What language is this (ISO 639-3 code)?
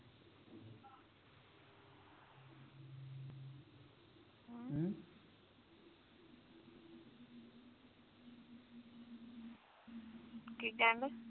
pan